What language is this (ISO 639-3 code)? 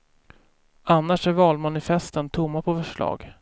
swe